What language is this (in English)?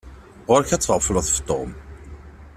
Kabyle